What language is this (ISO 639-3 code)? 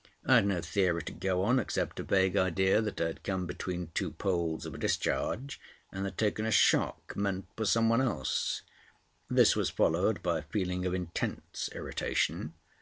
eng